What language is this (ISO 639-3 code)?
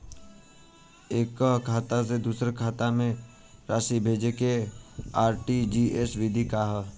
bho